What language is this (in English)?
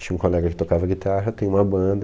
Portuguese